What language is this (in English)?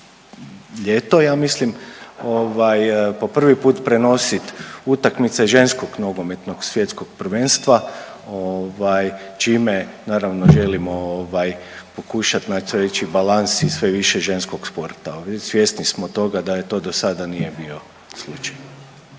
Croatian